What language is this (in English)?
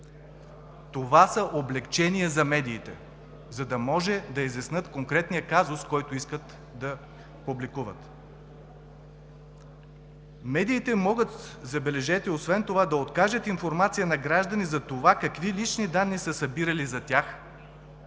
Bulgarian